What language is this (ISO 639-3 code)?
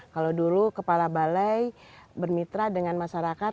ind